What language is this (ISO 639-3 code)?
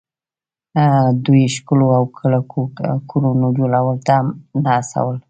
pus